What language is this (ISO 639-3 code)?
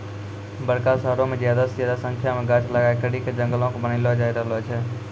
mai